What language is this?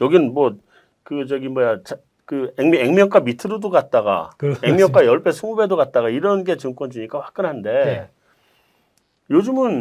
Korean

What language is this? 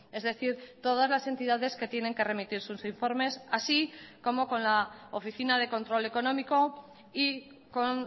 Spanish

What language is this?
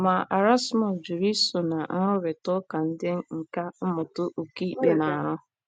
Igbo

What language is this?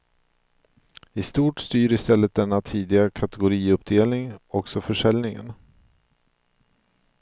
Swedish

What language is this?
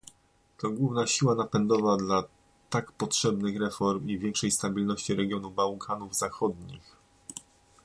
Polish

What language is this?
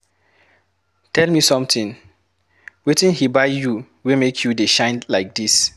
Nigerian Pidgin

